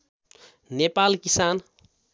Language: Nepali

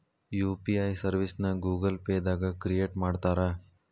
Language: Kannada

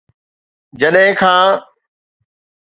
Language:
Sindhi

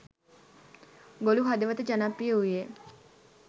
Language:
Sinhala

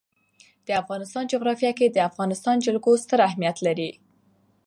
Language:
Pashto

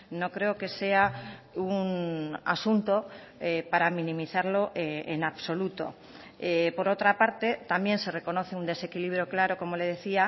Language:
Spanish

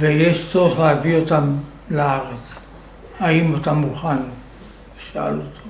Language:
Hebrew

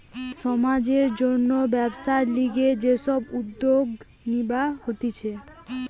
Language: Bangla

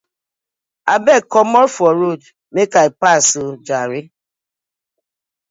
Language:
Nigerian Pidgin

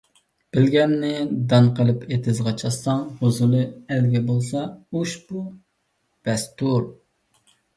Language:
Uyghur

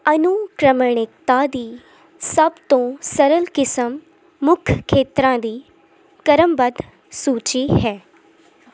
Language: Punjabi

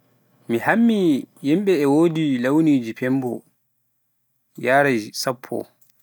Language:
Pular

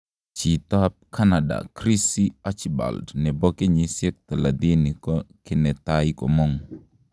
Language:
Kalenjin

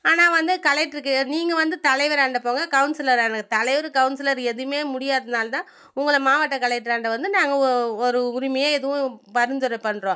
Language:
Tamil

